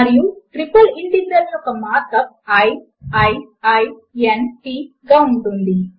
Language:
Telugu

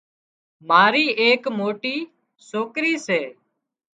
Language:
Wadiyara Koli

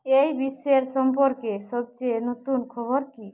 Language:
Bangla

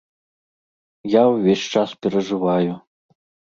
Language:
Belarusian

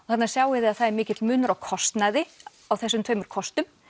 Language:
Icelandic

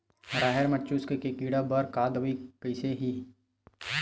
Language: Chhattisgarhi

